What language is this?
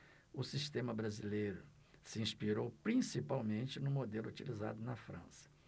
Portuguese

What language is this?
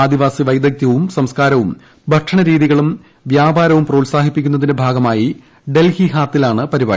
Malayalam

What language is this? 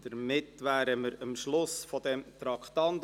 Swiss German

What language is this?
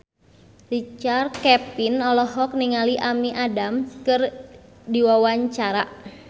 Sundanese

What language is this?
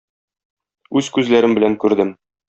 Tatar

